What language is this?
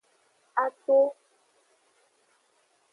Aja (Benin)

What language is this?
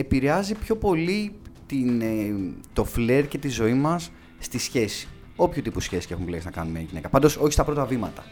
Greek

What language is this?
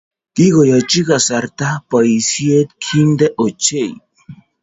Kalenjin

